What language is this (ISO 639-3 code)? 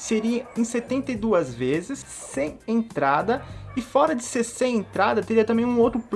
por